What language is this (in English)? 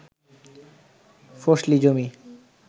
Bangla